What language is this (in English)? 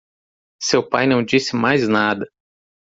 Portuguese